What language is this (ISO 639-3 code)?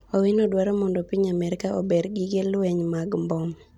luo